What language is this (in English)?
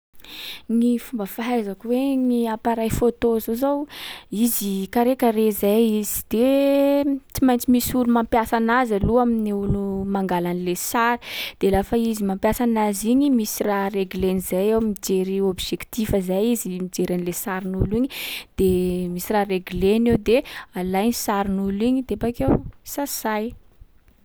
Sakalava Malagasy